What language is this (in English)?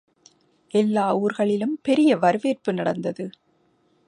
Tamil